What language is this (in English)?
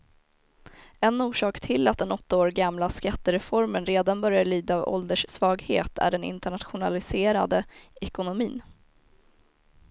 Swedish